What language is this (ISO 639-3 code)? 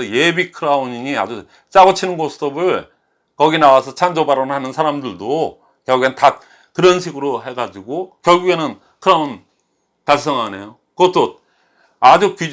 kor